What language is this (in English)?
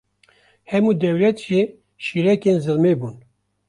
Kurdish